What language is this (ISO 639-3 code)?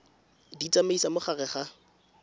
tsn